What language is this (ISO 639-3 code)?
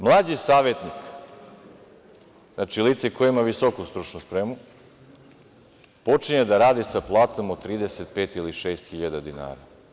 srp